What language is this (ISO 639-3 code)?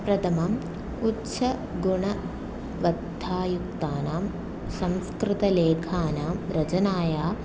san